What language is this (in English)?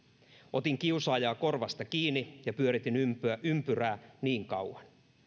Finnish